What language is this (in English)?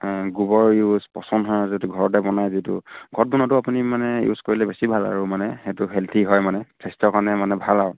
Assamese